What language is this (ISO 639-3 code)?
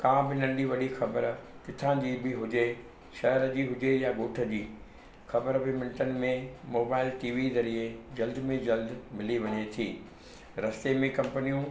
snd